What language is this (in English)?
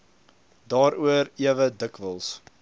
Afrikaans